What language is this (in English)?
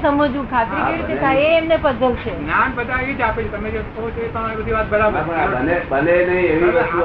Gujarati